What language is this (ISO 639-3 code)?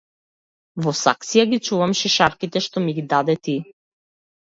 mkd